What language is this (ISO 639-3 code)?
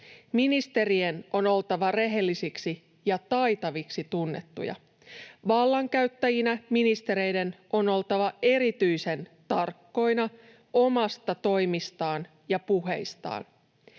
fin